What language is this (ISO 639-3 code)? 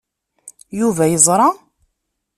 kab